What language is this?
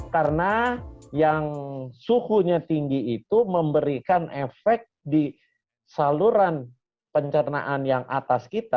Indonesian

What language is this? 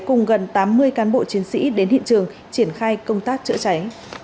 Vietnamese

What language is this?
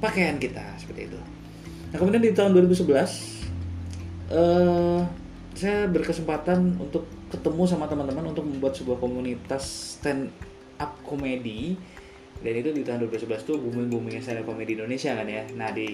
Indonesian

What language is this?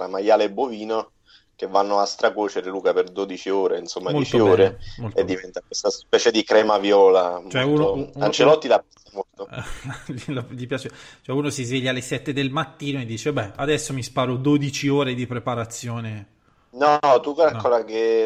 Italian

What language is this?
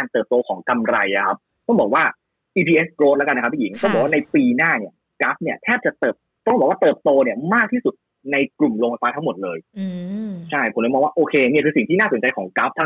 Thai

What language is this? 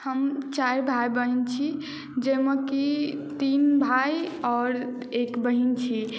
Maithili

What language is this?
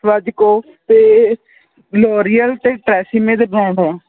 Punjabi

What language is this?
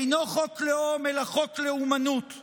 Hebrew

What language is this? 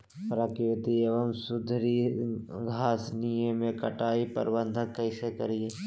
Magahi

